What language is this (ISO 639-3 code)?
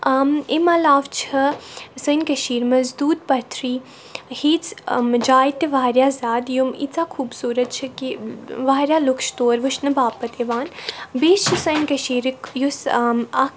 kas